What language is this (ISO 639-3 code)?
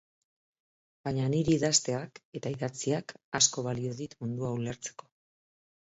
eus